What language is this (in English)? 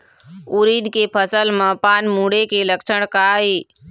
Chhattisgarhi